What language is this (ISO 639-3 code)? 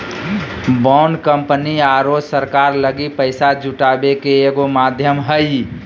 mag